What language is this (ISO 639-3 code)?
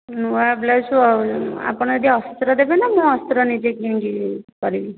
ori